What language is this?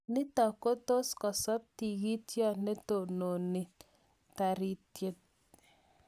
Kalenjin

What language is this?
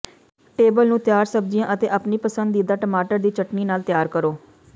Punjabi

